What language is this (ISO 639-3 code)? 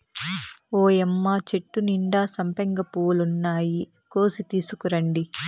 tel